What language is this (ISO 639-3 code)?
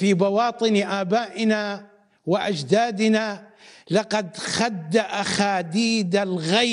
ara